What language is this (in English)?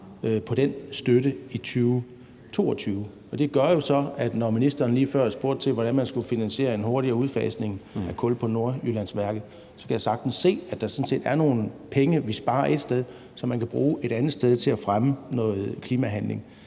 Danish